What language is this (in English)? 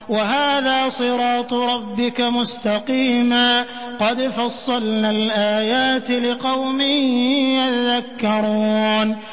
Arabic